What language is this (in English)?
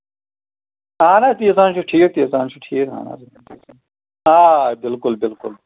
Kashmiri